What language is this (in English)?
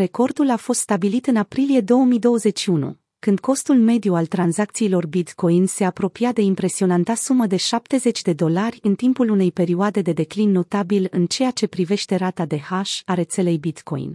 Romanian